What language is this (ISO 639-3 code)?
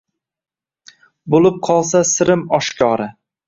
uzb